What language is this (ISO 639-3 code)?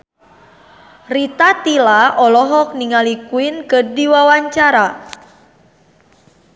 sun